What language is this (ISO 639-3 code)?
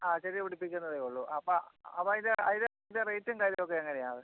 mal